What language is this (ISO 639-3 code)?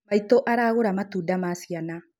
kik